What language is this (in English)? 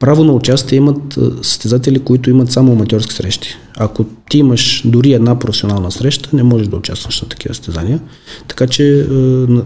Bulgarian